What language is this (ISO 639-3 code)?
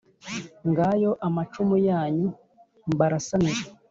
kin